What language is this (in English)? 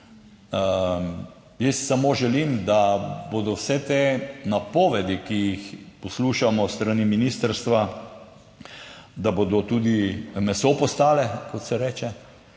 Slovenian